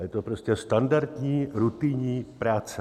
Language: Czech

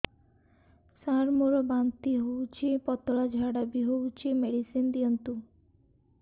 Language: Odia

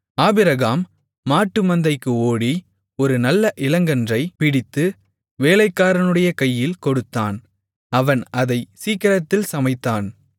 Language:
Tamil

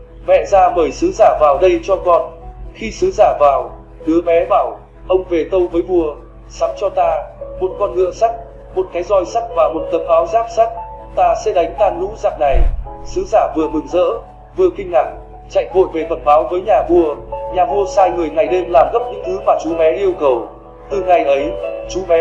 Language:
Vietnamese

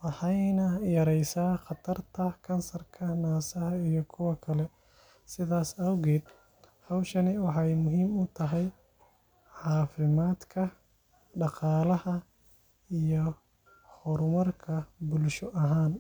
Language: Somali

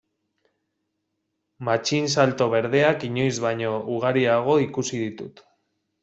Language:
Basque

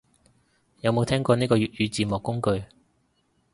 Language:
Cantonese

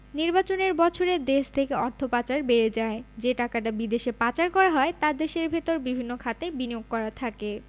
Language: Bangla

